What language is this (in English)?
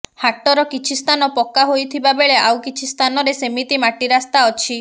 Odia